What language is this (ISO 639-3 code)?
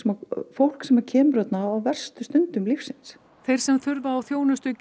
isl